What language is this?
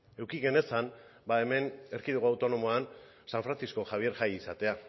Basque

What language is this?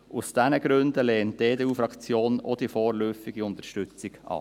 Swiss German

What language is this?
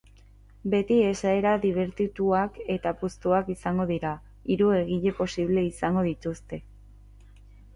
Basque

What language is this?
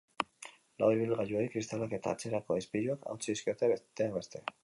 Basque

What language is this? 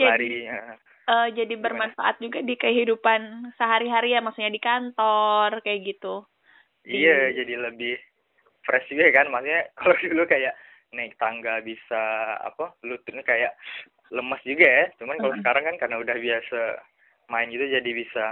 Indonesian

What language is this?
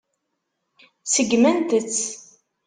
Kabyle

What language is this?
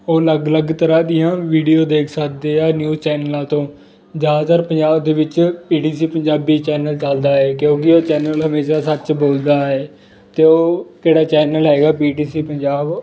Punjabi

